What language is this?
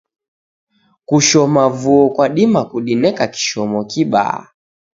Taita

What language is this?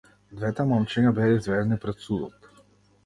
Macedonian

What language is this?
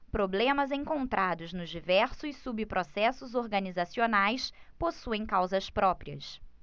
Portuguese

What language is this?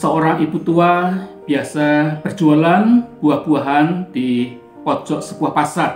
Indonesian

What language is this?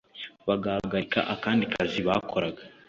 Kinyarwanda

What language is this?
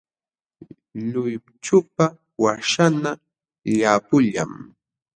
Jauja Wanca Quechua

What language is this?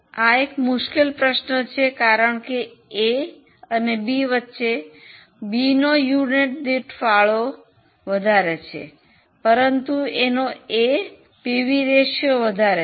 Gujarati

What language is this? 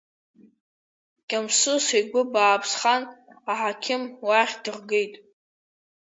Abkhazian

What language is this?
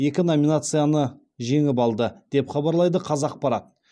Kazakh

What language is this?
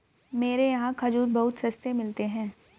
Hindi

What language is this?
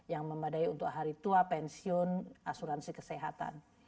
Indonesian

